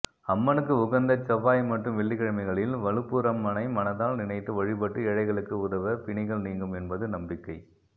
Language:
Tamil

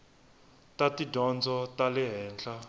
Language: Tsonga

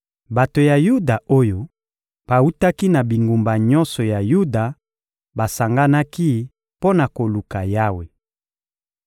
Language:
Lingala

